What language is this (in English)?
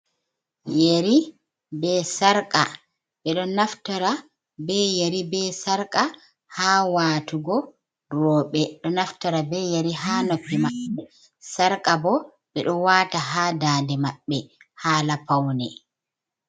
Fula